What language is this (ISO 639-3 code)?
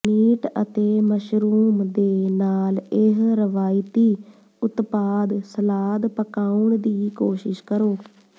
pan